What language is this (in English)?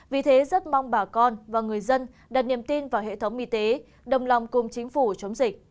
Vietnamese